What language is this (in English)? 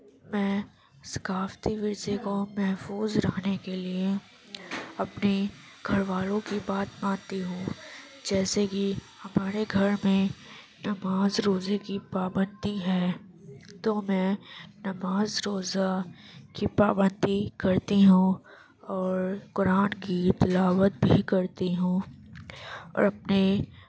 Urdu